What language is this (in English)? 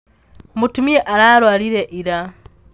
Kikuyu